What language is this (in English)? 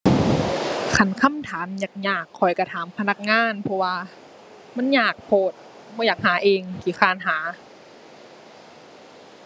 Thai